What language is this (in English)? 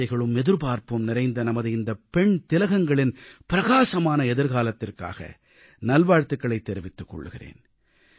Tamil